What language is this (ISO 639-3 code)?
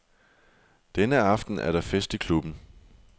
dan